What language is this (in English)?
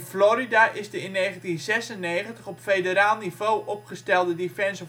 Dutch